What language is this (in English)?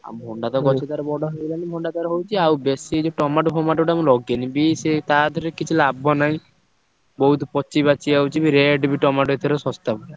Odia